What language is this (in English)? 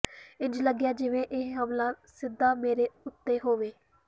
Punjabi